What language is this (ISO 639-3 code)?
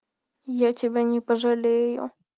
rus